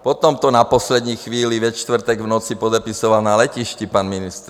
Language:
Czech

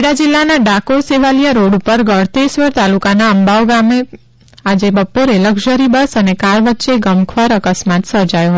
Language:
Gujarati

